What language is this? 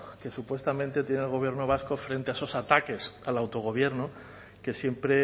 Spanish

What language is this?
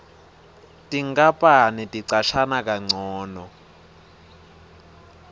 Swati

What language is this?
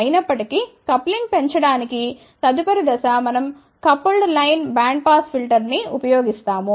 Telugu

